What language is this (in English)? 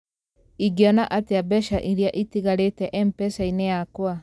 Kikuyu